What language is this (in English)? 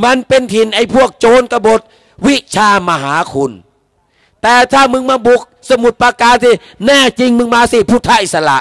Thai